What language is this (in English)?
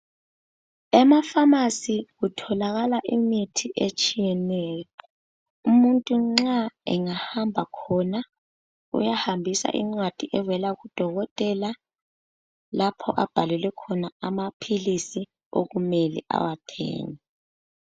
North Ndebele